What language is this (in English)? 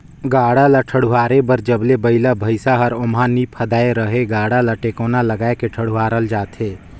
Chhattisgarhi